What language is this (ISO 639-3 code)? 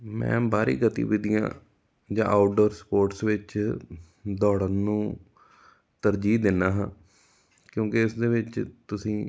pan